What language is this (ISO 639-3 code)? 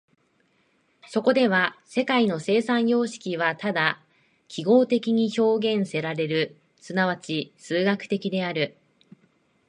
jpn